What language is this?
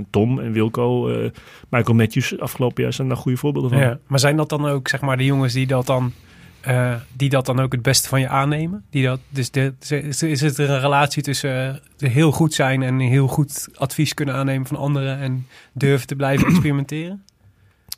Dutch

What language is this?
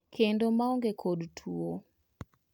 Luo (Kenya and Tanzania)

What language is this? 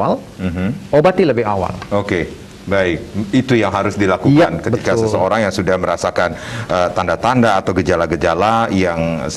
Indonesian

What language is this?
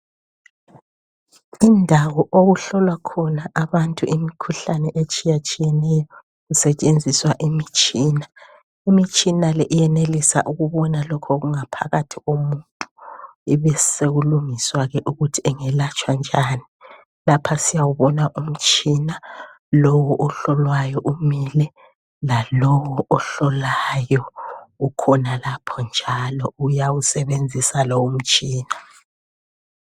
North Ndebele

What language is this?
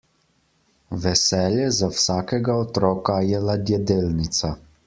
Slovenian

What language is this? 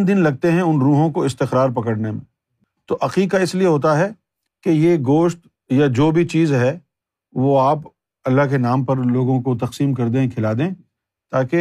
Urdu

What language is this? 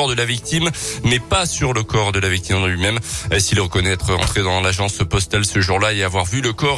French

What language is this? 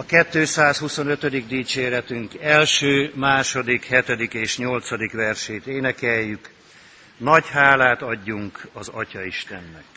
Hungarian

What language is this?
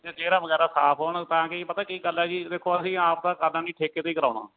Punjabi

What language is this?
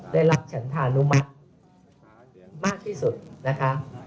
Thai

